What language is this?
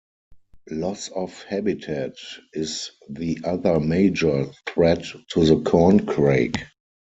English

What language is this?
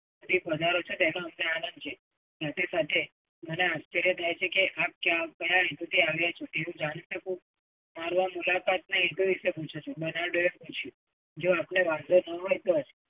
Gujarati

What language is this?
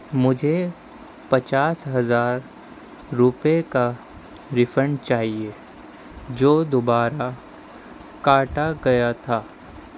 Urdu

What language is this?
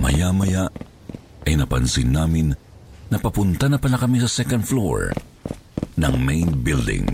Filipino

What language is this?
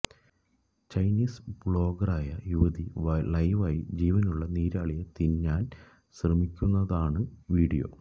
Malayalam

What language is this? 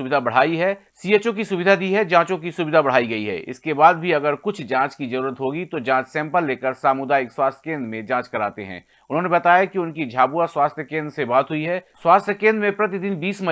Hindi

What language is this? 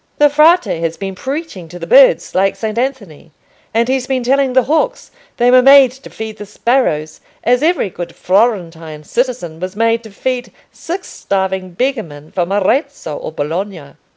English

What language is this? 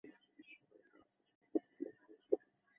Bangla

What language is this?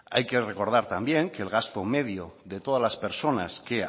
Spanish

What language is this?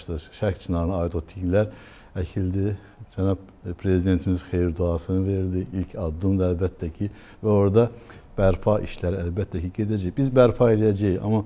Turkish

